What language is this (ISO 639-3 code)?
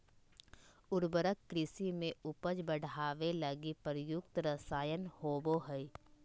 mag